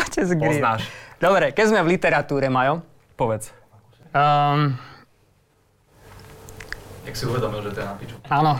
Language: Slovak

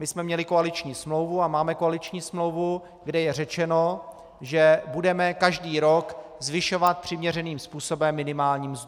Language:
Czech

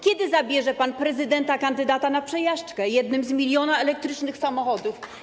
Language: Polish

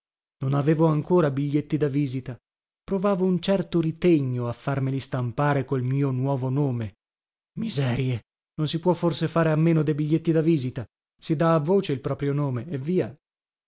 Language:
Italian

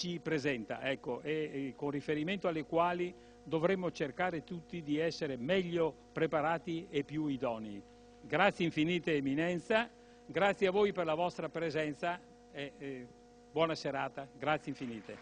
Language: Italian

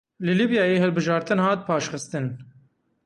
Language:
Kurdish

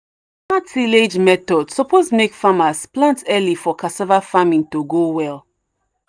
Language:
Nigerian Pidgin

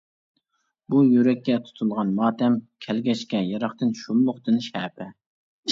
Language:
Uyghur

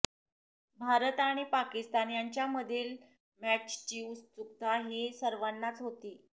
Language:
Marathi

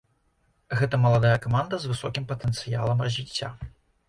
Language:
Belarusian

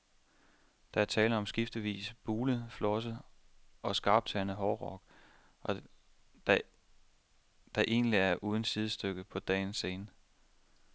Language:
Danish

